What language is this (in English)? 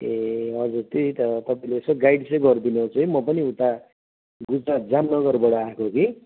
Nepali